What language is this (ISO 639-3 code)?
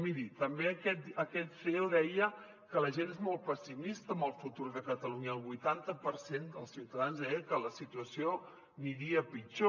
cat